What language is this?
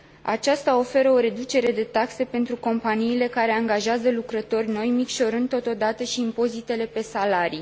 Romanian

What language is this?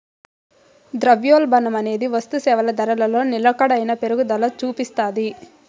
Telugu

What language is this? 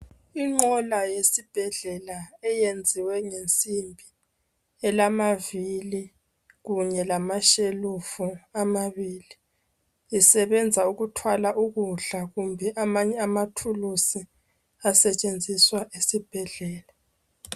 North Ndebele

